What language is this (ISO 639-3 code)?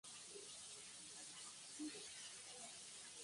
ben